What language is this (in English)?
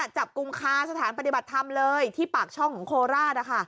Thai